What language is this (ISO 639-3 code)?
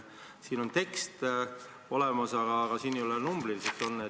est